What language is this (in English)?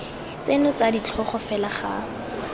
Tswana